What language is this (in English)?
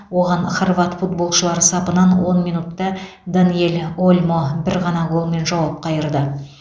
Kazakh